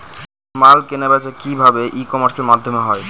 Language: Bangla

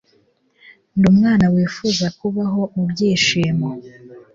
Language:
Kinyarwanda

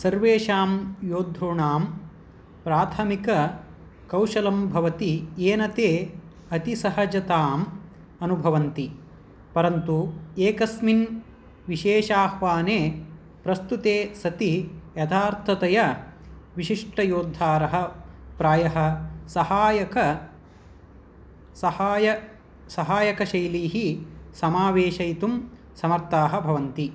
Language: Sanskrit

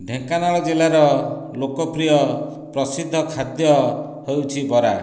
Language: Odia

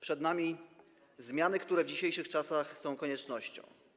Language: Polish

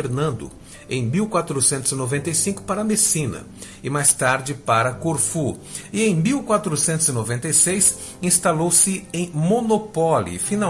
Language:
Portuguese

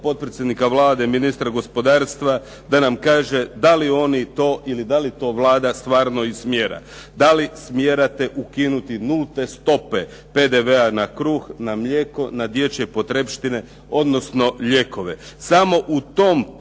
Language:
Croatian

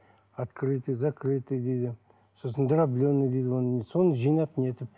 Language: Kazakh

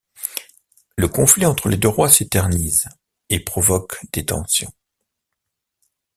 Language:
French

